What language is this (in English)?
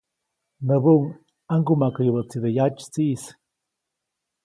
Copainalá Zoque